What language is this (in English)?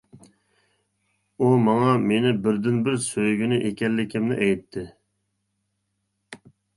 Uyghur